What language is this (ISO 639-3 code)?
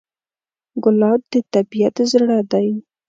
pus